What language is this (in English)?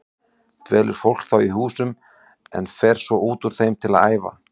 Icelandic